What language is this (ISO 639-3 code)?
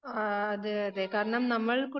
mal